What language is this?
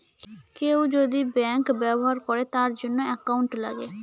Bangla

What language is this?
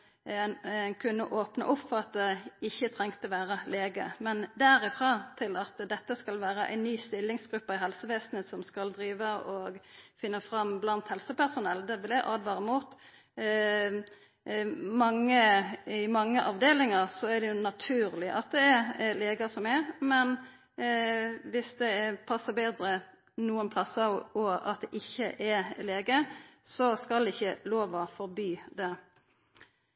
Norwegian Nynorsk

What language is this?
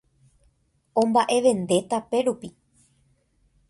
Guarani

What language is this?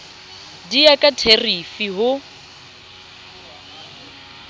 Southern Sotho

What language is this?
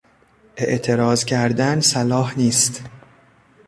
Persian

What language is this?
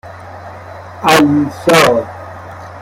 Persian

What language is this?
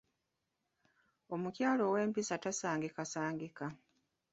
Ganda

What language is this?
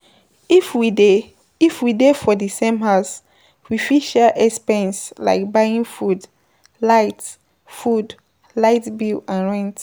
Nigerian Pidgin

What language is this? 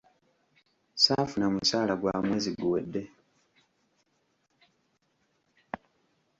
Ganda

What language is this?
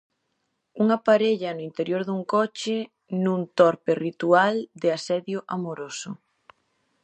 Galician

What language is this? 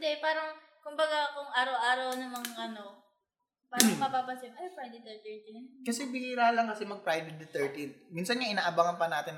Filipino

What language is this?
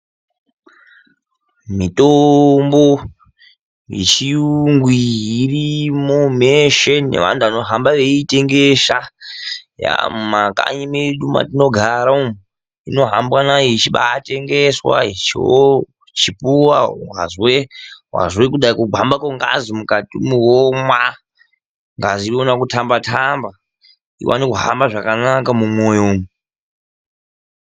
Ndau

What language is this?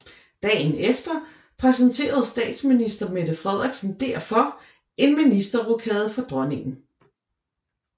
Danish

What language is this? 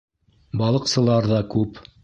Bashkir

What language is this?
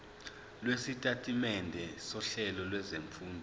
Zulu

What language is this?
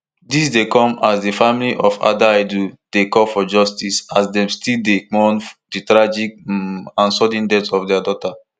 Nigerian Pidgin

